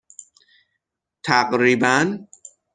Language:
Persian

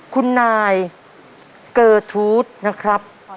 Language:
Thai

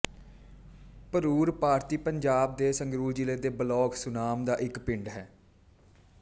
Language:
Punjabi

